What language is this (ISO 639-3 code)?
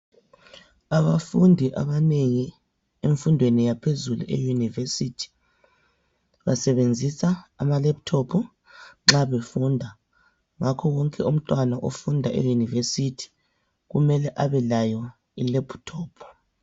nde